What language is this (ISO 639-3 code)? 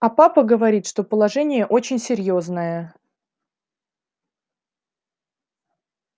rus